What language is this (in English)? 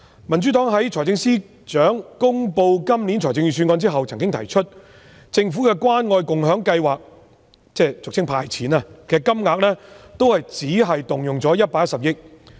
Cantonese